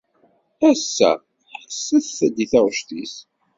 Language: Kabyle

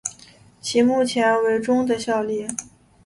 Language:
Chinese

